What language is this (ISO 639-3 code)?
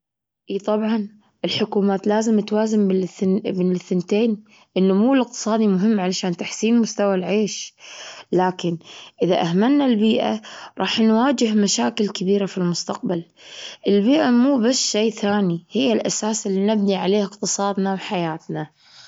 afb